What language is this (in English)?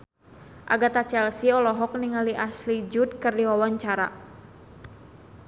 Sundanese